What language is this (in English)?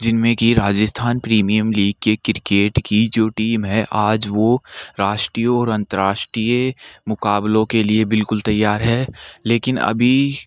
Hindi